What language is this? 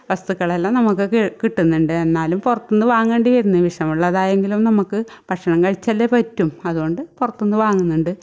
Malayalam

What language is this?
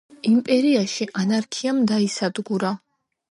Georgian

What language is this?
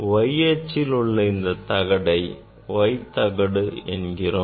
Tamil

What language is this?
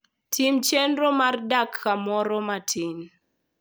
Luo (Kenya and Tanzania)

